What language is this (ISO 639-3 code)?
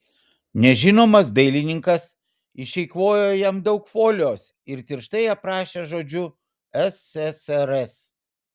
lit